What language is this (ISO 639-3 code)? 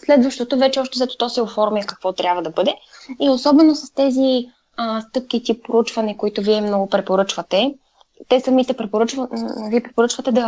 bul